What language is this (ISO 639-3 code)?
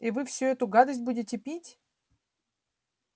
rus